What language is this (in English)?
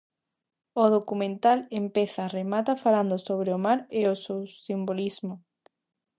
Galician